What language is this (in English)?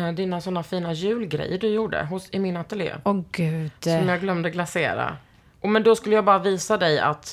Swedish